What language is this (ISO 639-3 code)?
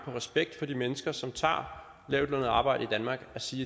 dan